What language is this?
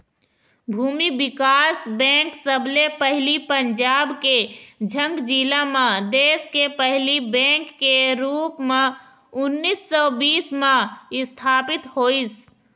Chhattisgarhi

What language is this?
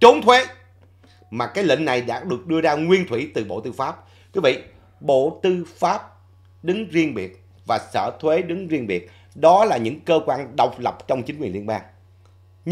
Vietnamese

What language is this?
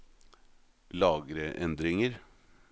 Norwegian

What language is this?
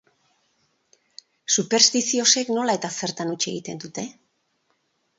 Basque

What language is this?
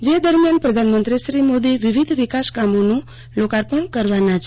Gujarati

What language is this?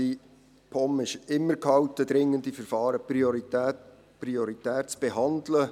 Swiss German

